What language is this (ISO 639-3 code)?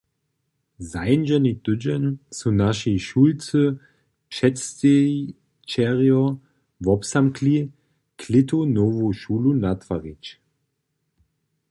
hsb